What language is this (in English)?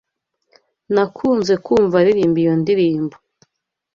Kinyarwanda